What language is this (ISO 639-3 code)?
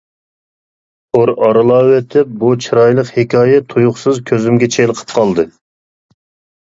uig